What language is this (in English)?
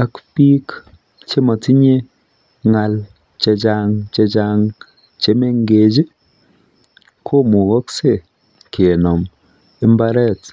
Kalenjin